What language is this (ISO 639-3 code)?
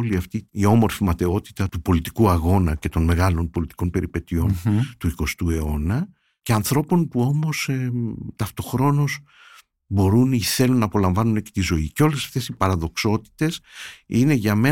ell